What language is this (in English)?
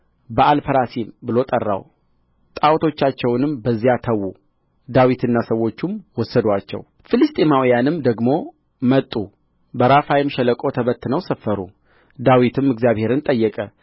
Amharic